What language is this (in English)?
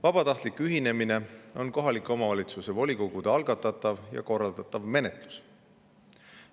Estonian